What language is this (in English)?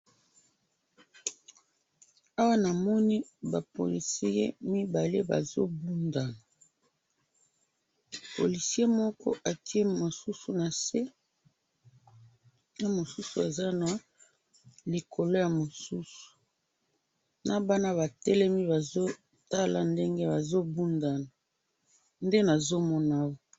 Lingala